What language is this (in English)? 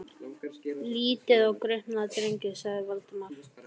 Icelandic